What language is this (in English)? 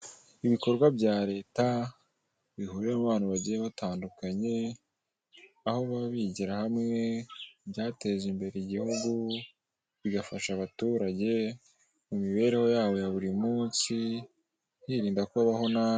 Kinyarwanda